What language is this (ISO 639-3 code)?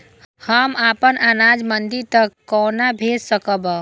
mai